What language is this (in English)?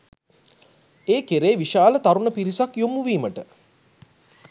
Sinhala